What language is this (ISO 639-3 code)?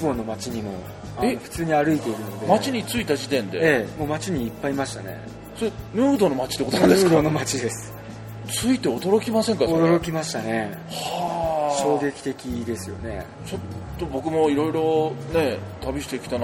jpn